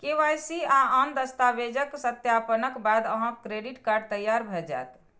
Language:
Maithili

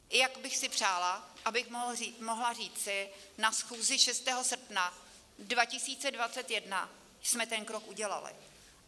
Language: Czech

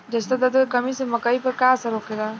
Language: Bhojpuri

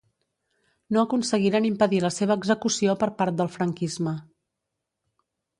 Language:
Catalan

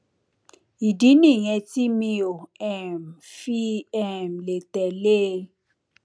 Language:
Yoruba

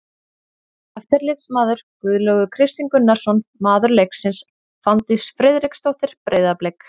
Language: Icelandic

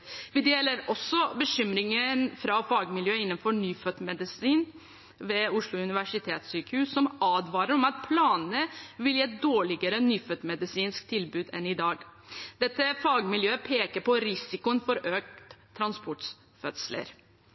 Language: Norwegian Bokmål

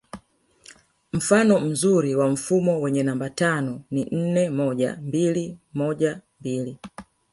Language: Swahili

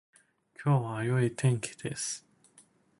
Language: Japanese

